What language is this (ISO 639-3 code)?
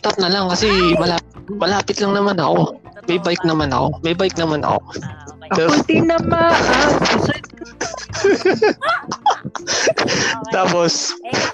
fil